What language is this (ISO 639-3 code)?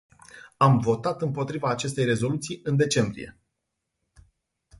ron